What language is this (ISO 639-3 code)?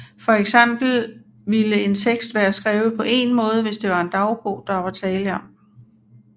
dan